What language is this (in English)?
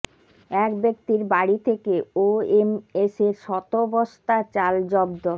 Bangla